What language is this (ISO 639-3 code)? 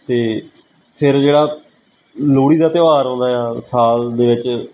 pan